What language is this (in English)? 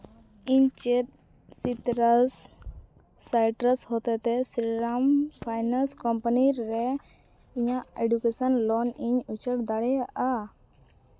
Santali